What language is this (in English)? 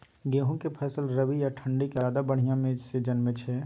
Maithili